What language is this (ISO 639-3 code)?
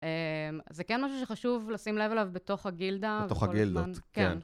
heb